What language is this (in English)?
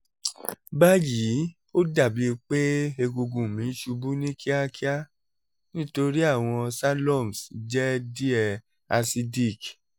Yoruba